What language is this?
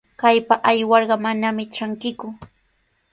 Sihuas Ancash Quechua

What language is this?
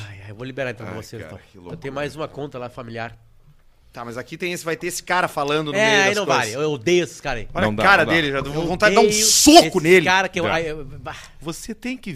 Portuguese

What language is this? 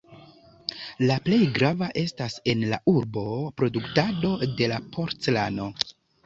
Esperanto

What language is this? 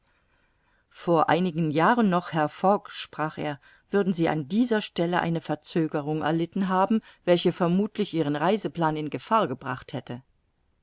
German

